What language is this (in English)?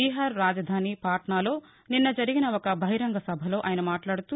Telugu